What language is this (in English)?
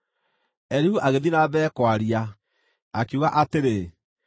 Kikuyu